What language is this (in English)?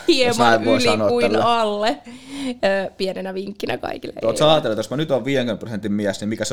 Finnish